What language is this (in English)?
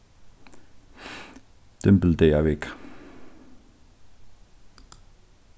Faroese